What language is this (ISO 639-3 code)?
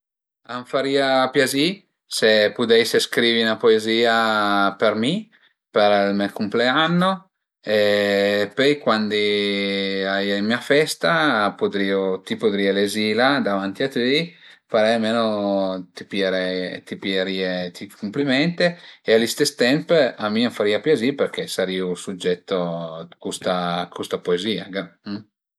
pms